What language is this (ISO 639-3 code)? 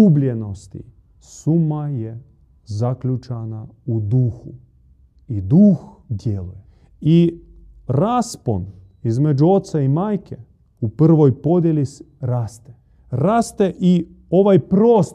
hrv